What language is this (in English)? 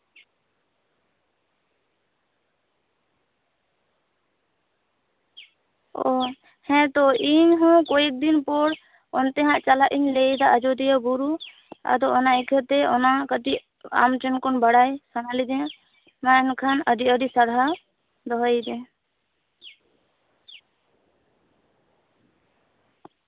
Santali